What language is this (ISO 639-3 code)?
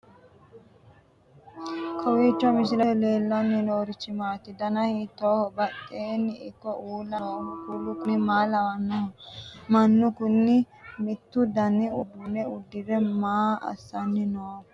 sid